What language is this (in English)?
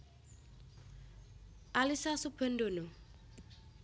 Javanese